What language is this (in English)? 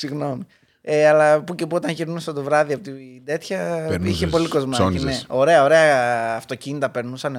Greek